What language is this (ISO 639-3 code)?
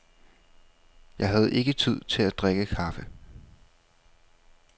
dan